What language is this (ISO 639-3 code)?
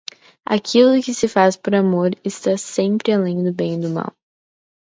por